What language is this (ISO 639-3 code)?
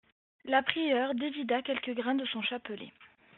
fra